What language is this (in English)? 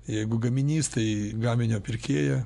Lithuanian